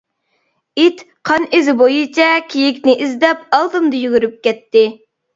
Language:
Uyghur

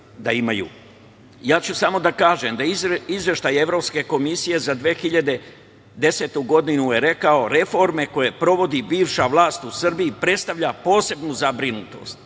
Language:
Serbian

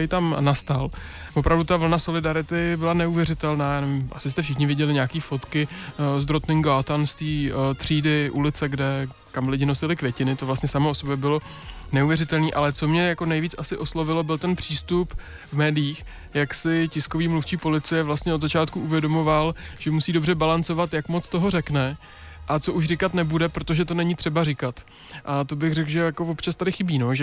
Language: Czech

